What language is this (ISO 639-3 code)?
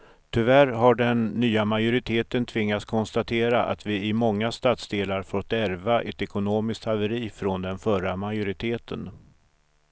swe